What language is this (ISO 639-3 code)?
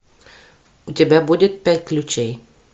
rus